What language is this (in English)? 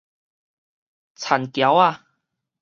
Min Nan Chinese